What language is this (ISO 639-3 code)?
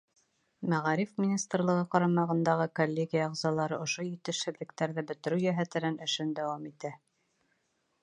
bak